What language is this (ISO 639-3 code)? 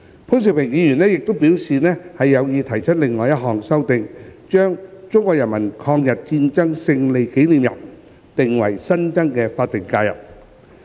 yue